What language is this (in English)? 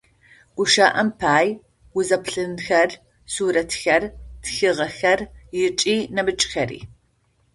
Adyghe